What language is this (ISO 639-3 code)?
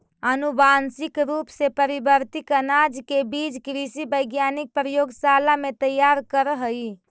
mag